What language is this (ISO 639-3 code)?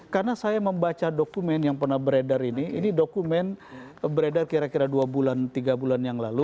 ind